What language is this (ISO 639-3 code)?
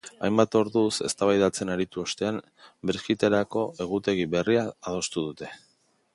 eus